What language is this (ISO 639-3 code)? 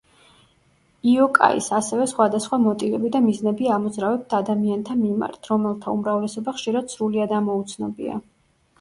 kat